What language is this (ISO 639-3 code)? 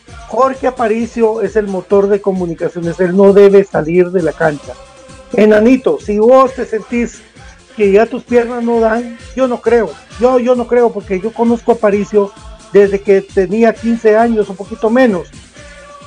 spa